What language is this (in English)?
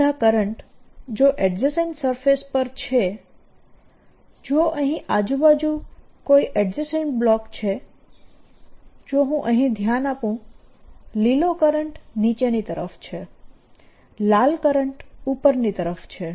Gujarati